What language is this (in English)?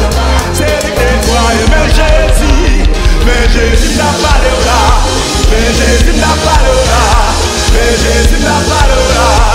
Arabic